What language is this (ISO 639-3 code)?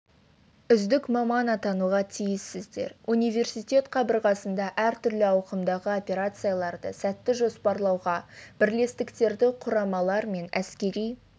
kaz